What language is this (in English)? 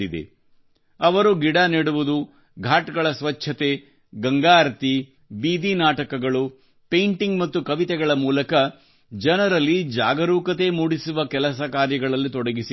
Kannada